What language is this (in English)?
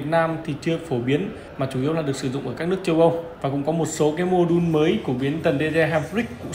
Vietnamese